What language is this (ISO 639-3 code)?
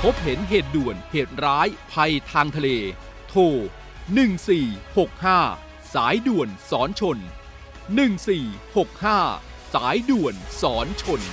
tha